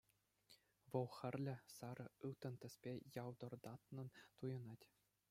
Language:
Chuvash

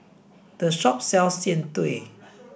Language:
English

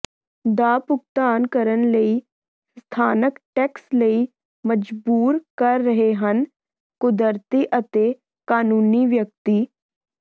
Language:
Punjabi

